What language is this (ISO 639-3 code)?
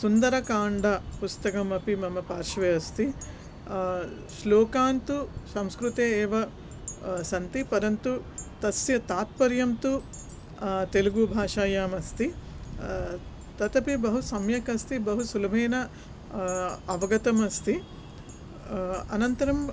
san